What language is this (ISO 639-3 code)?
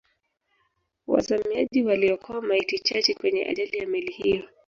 swa